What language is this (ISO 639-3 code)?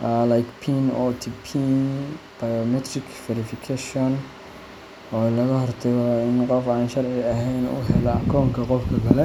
som